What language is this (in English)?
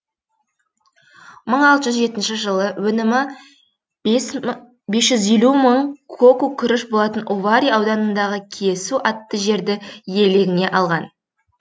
Kazakh